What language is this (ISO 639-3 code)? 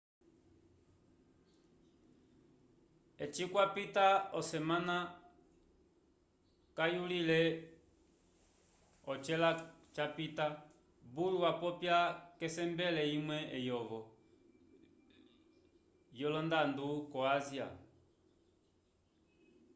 umb